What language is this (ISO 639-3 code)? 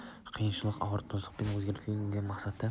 kaz